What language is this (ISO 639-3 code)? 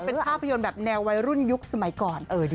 tha